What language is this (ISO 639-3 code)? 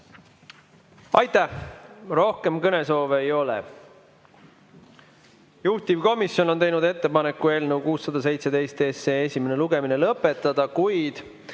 est